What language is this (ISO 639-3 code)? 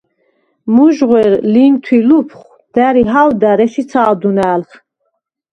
sva